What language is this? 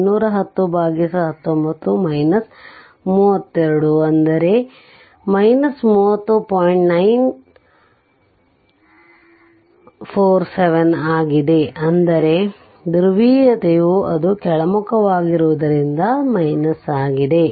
Kannada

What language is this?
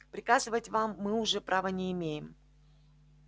Russian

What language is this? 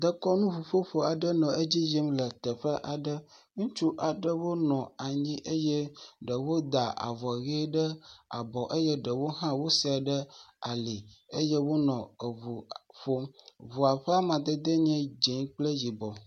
Ewe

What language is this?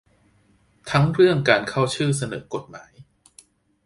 Thai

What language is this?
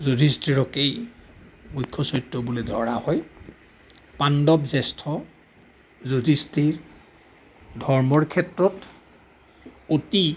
Assamese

